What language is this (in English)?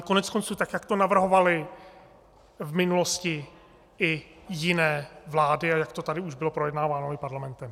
Czech